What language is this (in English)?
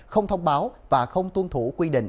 Vietnamese